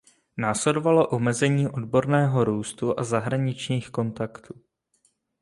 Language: Czech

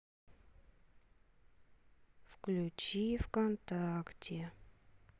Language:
Russian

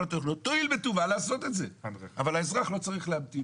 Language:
Hebrew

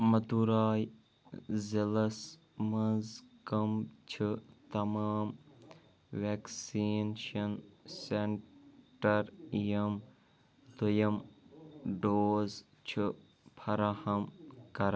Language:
Kashmiri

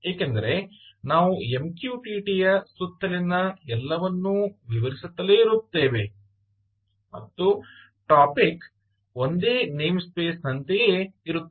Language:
Kannada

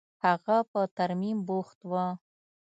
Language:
Pashto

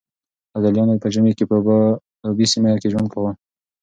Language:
Pashto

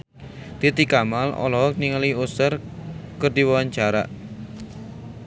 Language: Sundanese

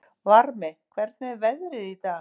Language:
Icelandic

